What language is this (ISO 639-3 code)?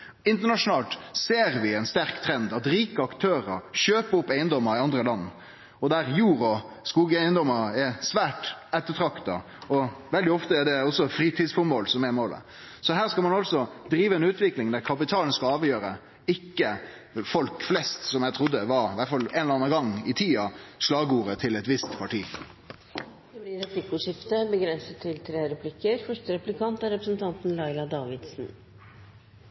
nor